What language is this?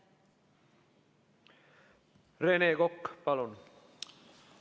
Estonian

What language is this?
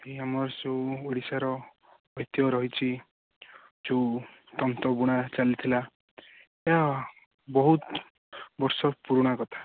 Odia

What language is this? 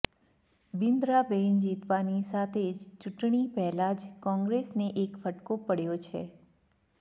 Gujarati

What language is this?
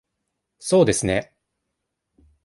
Japanese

